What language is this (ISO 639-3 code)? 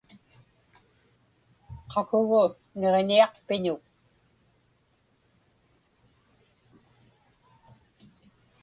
ipk